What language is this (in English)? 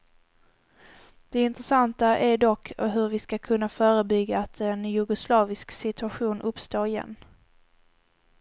Swedish